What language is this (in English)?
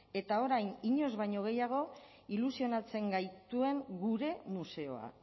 Basque